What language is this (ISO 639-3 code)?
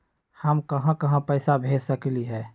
mag